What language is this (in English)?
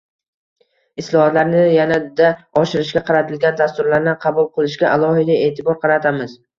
Uzbek